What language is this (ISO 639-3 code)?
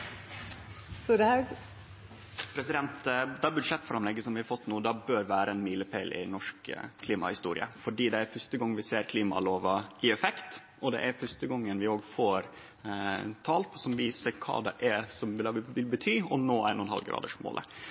nno